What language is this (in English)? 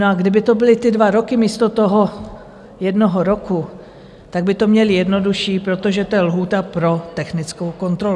Czech